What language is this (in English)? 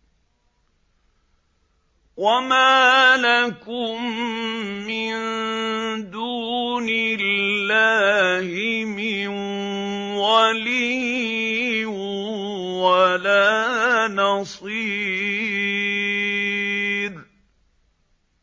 Arabic